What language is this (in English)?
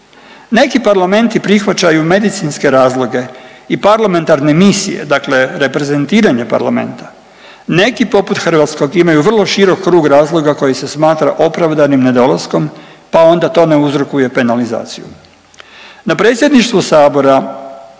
Croatian